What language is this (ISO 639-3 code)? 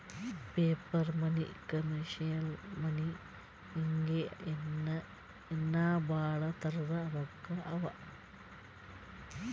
kan